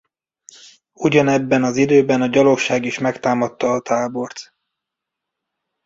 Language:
Hungarian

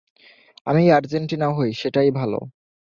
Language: Bangla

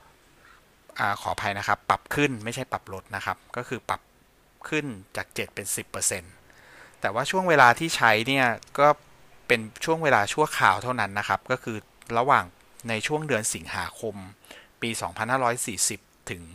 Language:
Thai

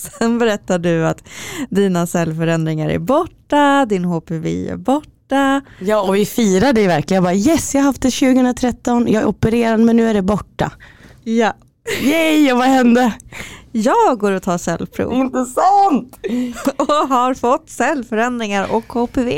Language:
Swedish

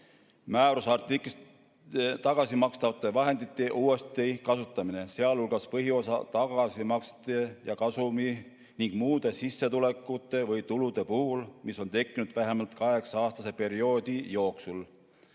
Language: Estonian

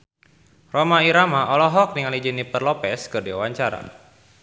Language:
Sundanese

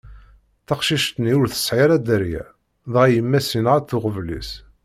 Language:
Kabyle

